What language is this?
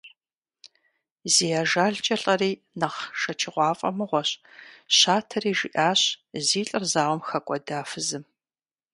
Kabardian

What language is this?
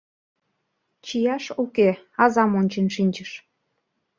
Mari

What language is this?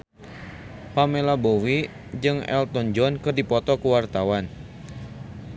Sundanese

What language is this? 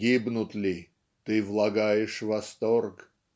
Russian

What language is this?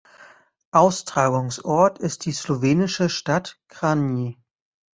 German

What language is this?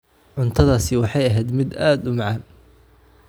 Somali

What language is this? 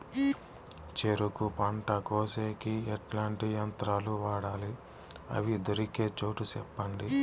Telugu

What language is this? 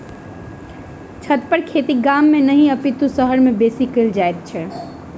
Maithili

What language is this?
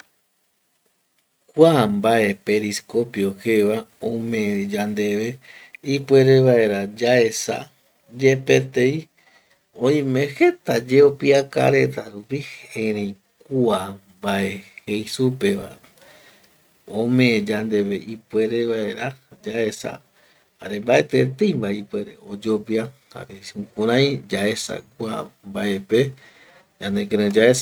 Eastern Bolivian Guaraní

